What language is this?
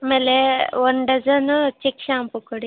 Kannada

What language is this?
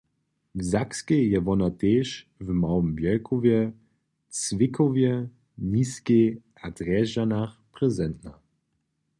Upper Sorbian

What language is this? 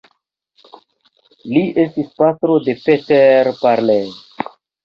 Esperanto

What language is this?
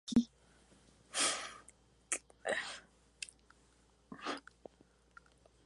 Spanish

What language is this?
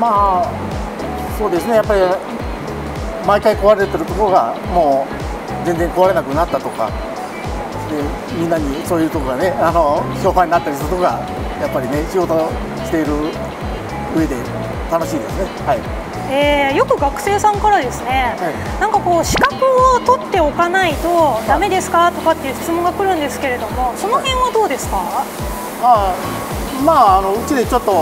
Japanese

